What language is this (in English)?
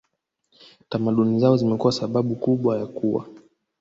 Swahili